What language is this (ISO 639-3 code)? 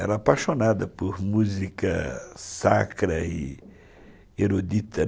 por